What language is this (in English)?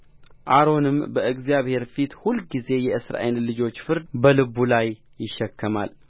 Amharic